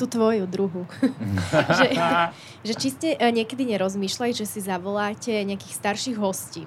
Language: Slovak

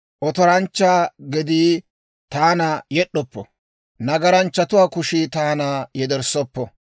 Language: Dawro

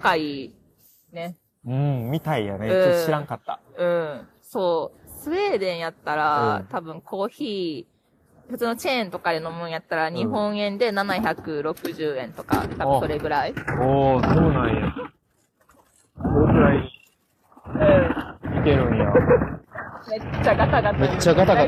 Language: Japanese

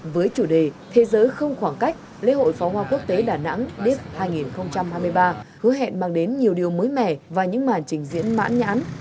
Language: Vietnamese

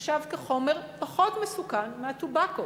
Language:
Hebrew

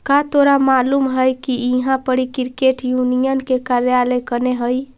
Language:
Magahi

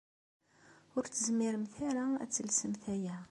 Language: Kabyle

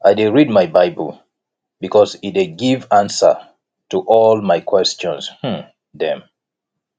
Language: Nigerian Pidgin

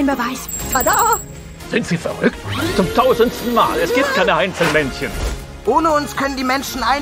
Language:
German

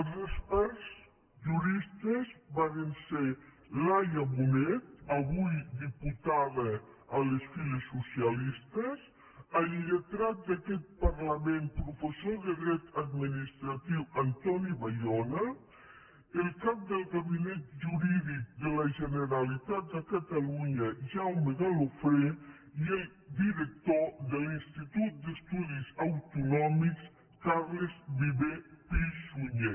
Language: Catalan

